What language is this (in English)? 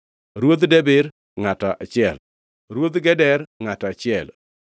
Luo (Kenya and Tanzania)